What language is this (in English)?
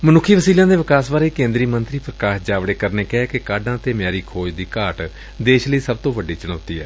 Punjabi